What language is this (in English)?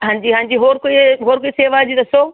Punjabi